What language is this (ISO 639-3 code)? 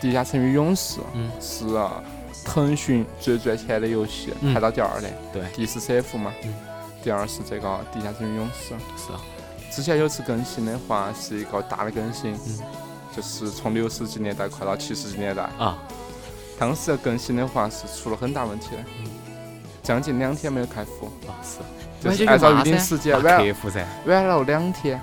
zho